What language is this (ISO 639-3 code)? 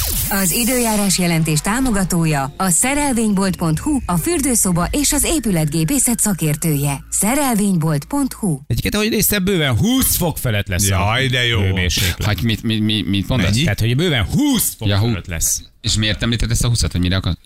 hun